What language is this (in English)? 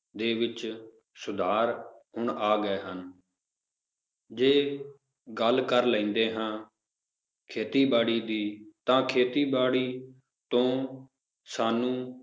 Punjabi